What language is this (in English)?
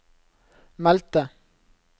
Norwegian